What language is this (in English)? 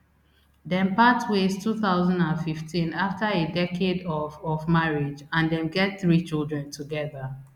Nigerian Pidgin